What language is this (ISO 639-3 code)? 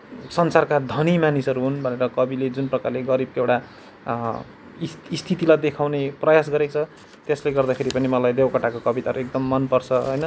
nep